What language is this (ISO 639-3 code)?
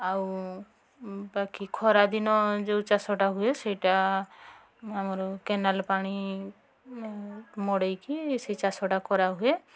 ori